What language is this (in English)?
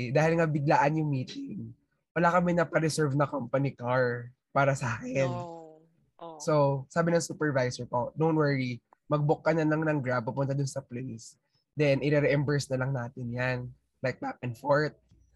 Filipino